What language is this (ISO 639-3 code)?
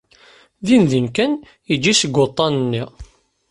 kab